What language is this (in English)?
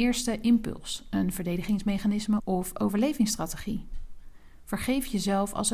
Dutch